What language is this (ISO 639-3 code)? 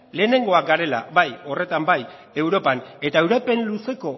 eus